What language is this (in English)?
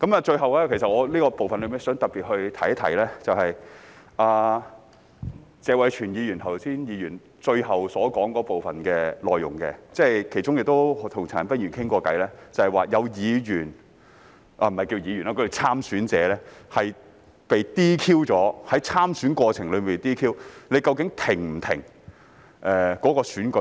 Cantonese